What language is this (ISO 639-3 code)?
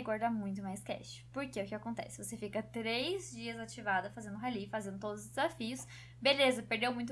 por